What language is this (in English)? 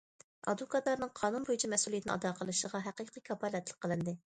Uyghur